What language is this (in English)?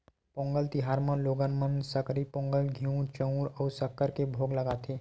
Chhattisgarhi